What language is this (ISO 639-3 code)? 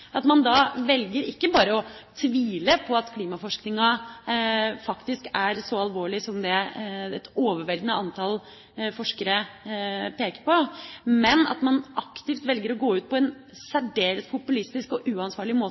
nob